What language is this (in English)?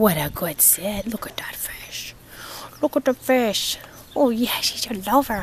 English